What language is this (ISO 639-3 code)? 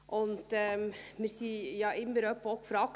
gsw